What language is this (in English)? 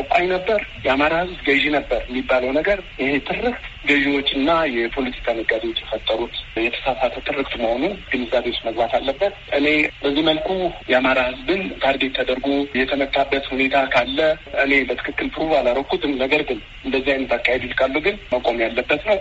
Amharic